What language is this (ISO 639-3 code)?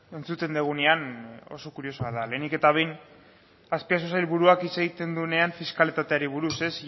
eus